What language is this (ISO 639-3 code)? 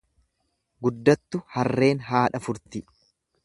orm